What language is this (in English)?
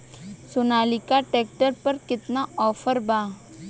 Bhojpuri